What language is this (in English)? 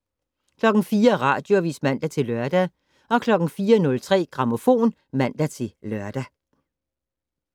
Danish